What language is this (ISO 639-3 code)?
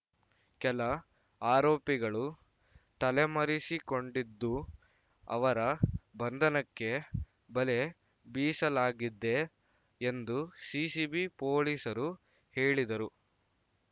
kan